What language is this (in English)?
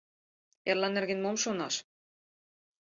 Mari